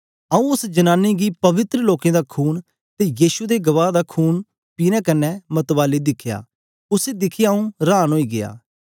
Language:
Dogri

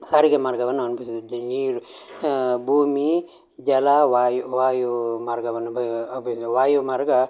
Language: Kannada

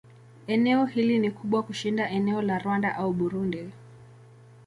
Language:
Swahili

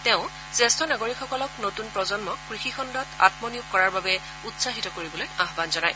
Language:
Assamese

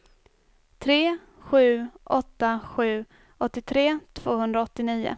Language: Swedish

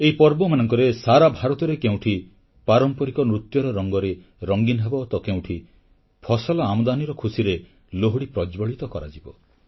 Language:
Odia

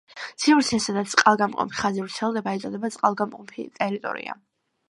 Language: Georgian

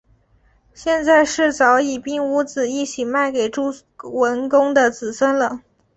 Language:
Chinese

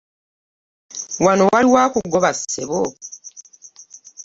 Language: Ganda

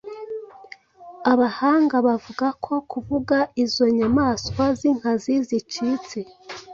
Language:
Kinyarwanda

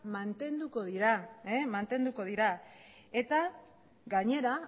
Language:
Basque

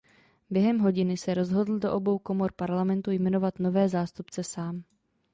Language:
Czech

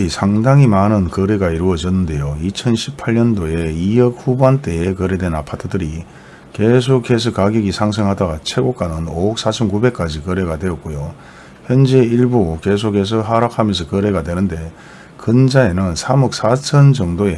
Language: Korean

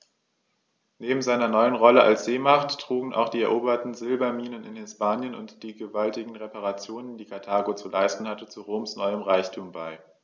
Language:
German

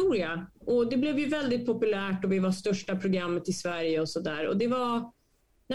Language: Swedish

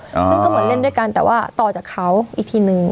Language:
Thai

